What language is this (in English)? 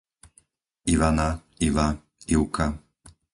Slovak